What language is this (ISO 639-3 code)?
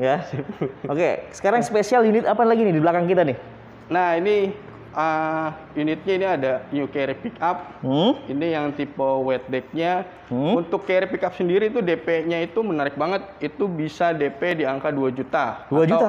ind